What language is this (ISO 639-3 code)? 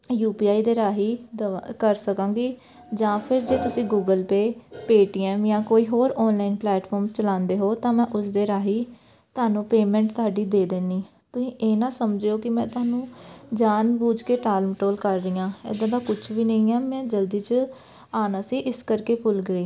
pan